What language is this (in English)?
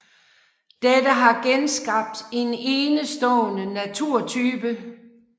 Danish